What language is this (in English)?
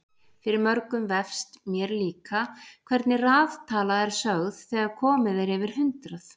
Icelandic